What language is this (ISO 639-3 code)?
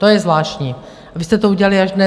ces